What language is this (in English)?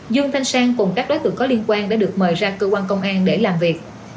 Vietnamese